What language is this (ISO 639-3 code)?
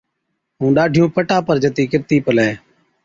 odk